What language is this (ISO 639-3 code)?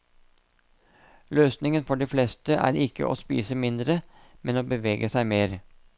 nor